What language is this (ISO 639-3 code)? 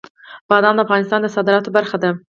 pus